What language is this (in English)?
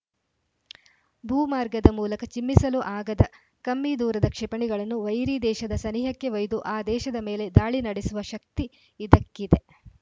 Kannada